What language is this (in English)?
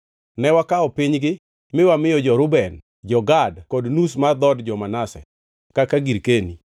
Luo (Kenya and Tanzania)